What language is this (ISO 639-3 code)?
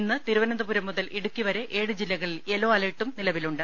mal